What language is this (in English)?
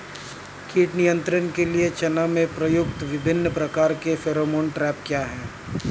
Hindi